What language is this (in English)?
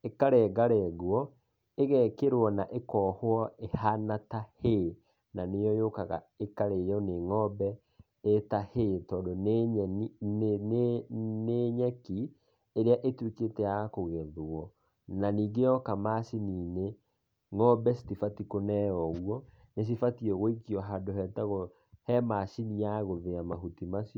Kikuyu